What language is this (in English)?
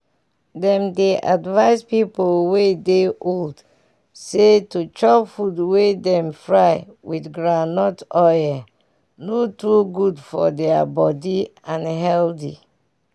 Nigerian Pidgin